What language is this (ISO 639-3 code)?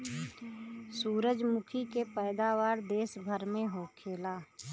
bho